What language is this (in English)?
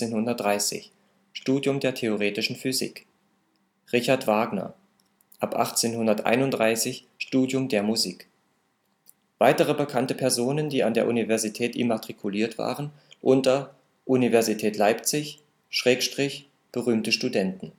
German